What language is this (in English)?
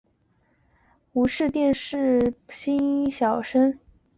Chinese